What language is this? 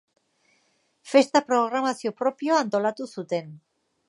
Basque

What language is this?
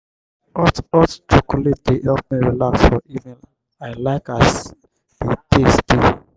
Nigerian Pidgin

